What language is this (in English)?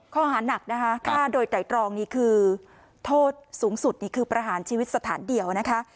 Thai